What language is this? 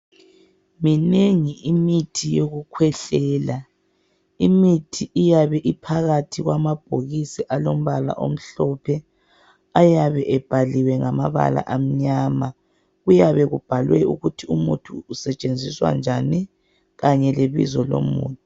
North Ndebele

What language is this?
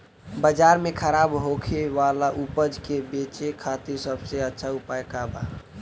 Bhojpuri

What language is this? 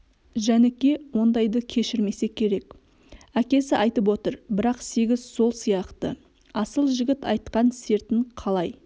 Kazakh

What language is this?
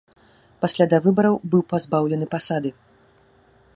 Belarusian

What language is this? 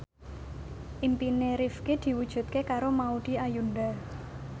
Javanese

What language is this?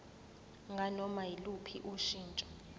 Zulu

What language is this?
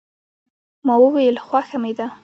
Pashto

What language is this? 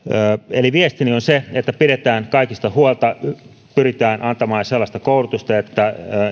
Finnish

